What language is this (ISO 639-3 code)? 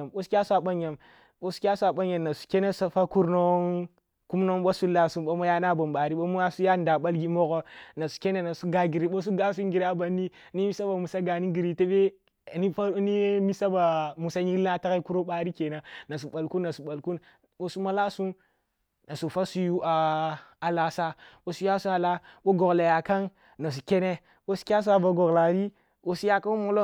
bbu